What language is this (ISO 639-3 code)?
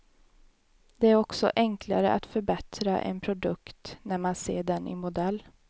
swe